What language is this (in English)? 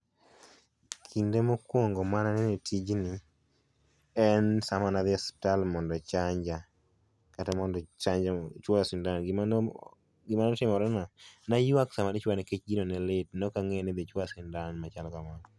Luo (Kenya and Tanzania)